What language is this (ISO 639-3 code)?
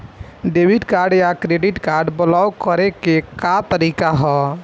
bho